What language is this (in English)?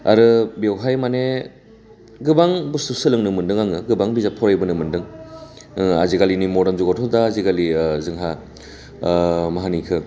Bodo